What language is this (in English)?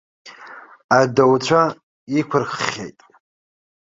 Abkhazian